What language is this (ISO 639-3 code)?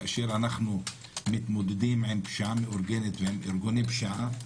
heb